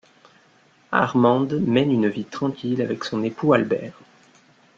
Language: French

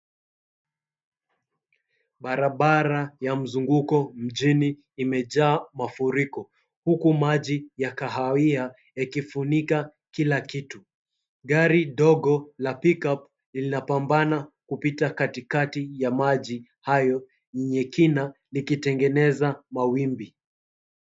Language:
Swahili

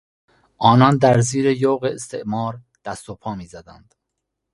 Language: Persian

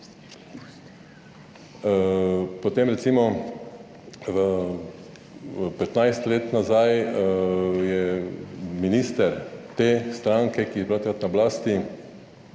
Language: Slovenian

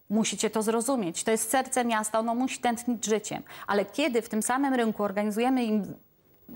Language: Polish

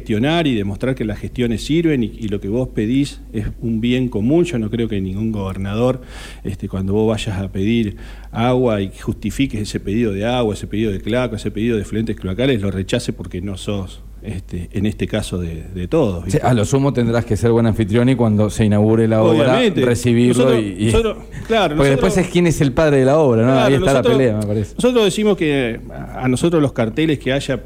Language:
Spanish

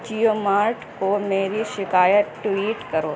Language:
Urdu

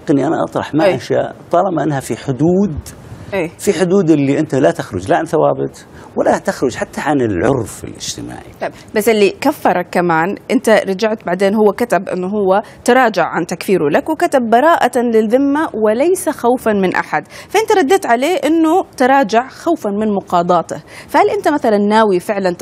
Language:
Arabic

